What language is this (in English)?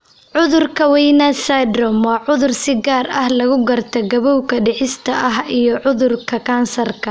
Somali